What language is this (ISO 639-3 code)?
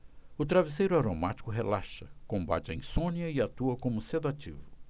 por